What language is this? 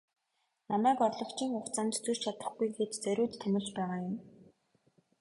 Mongolian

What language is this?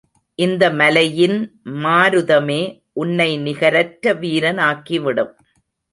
Tamil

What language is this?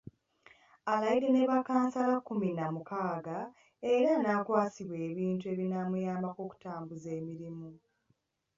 Ganda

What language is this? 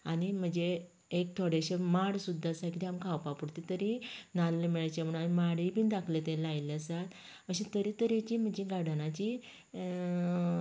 Konkani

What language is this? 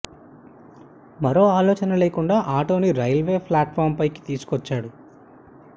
Telugu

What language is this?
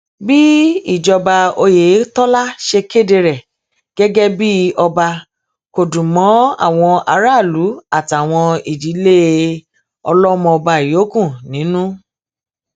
Yoruba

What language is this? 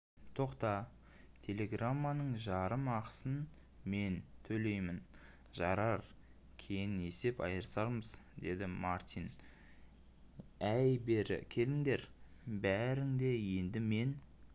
Kazakh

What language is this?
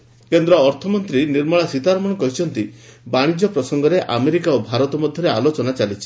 Odia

